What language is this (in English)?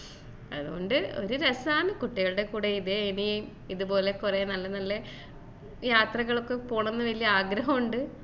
Malayalam